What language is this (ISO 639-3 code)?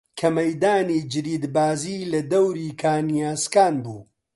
ckb